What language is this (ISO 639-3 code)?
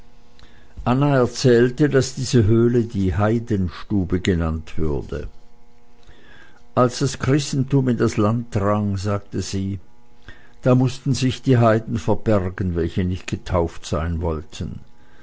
deu